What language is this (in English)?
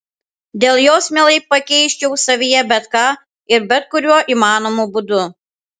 Lithuanian